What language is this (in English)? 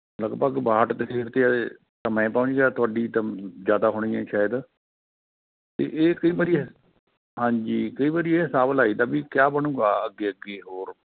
Punjabi